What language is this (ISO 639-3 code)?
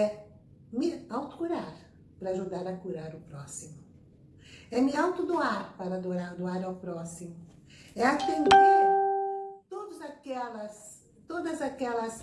por